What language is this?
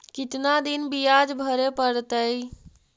Magahi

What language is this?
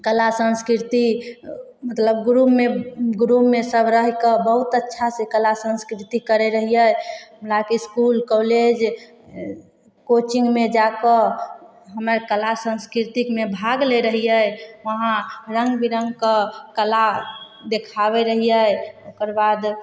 Maithili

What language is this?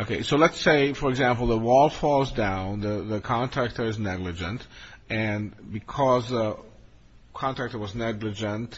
English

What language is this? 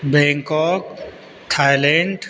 Maithili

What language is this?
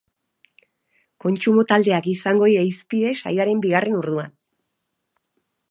Basque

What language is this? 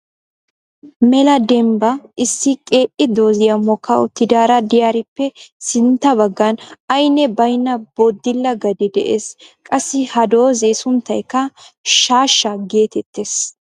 Wolaytta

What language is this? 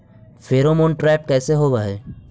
Magahi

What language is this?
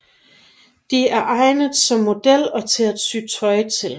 Danish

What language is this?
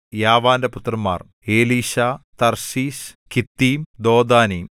Malayalam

